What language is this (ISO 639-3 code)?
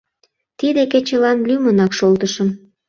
chm